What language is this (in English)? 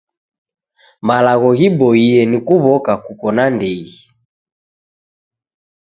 Taita